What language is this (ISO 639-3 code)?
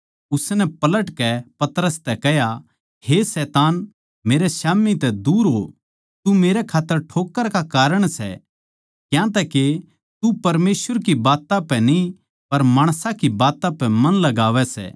bgc